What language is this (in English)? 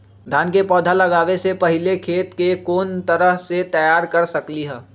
Magahi